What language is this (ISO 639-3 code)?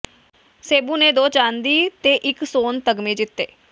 pan